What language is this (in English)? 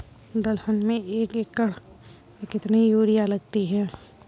Hindi